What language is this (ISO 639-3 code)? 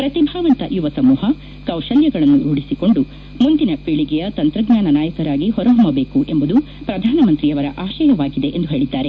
kan